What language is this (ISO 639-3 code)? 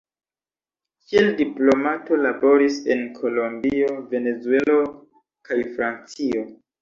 epo